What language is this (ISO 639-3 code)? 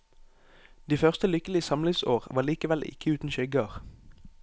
nor